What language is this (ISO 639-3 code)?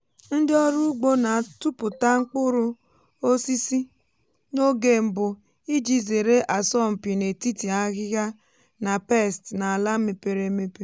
ibo